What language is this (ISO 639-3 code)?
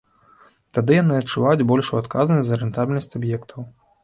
bel